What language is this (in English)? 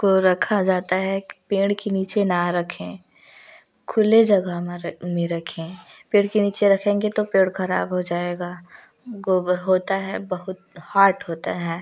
Hindi